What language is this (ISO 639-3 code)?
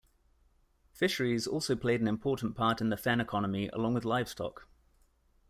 eng